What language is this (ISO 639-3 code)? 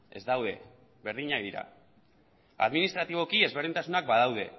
eus